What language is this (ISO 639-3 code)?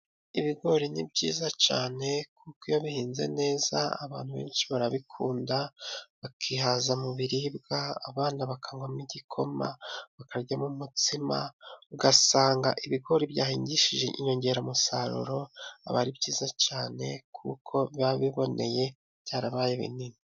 kin